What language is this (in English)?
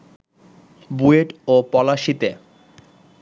Bangla